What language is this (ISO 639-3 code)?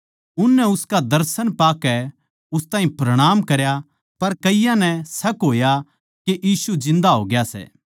bgc